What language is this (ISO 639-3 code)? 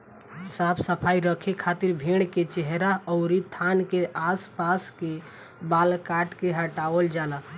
bho